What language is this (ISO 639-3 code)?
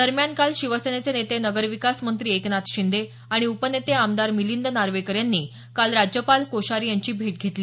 mar